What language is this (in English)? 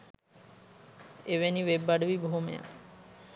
Sinhala